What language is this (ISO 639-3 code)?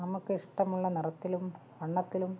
mal